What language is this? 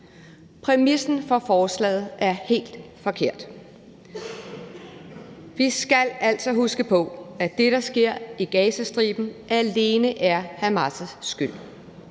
Danish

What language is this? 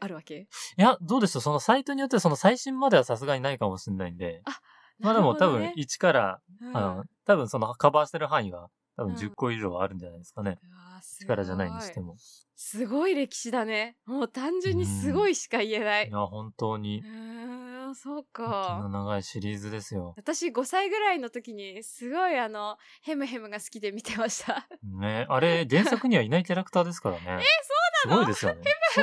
Japanese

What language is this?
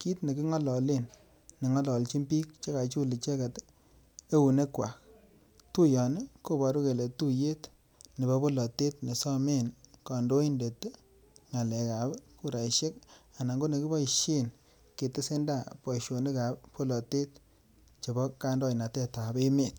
Kalenjin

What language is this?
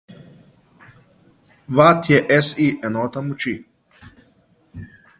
Slovenian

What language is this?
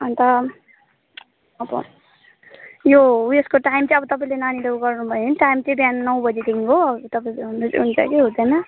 Nepali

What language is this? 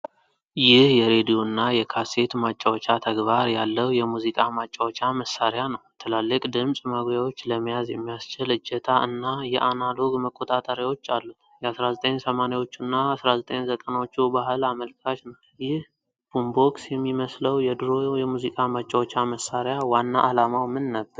Amharic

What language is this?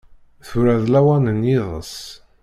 Kabyle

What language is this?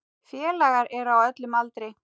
Icelandic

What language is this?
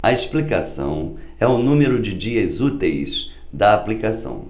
Portuguese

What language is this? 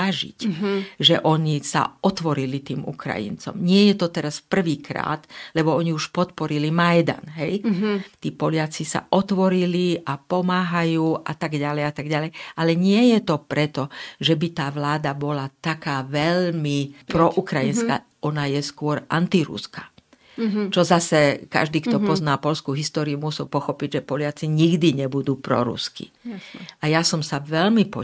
Slovak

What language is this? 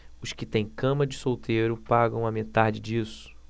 Portuguese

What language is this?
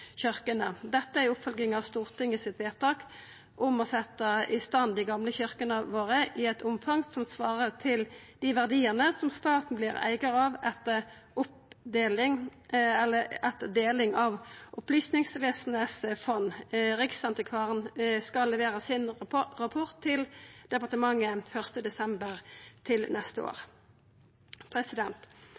Norwegian Nynorsk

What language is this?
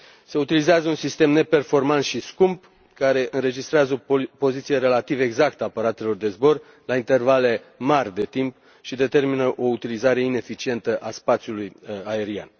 Romanian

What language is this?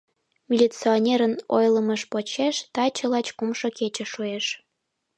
Mari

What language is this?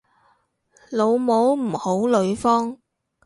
Cantonese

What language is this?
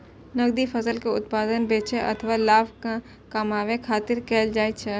Maithili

